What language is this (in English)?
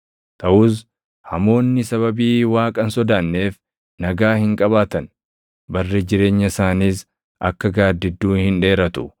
Oromo